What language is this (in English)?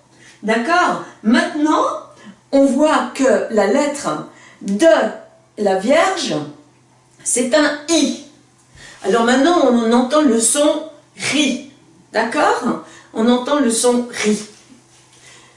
French